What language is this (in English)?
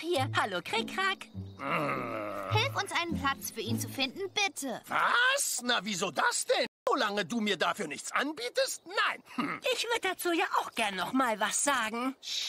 German